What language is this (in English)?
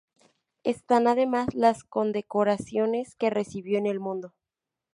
Spanish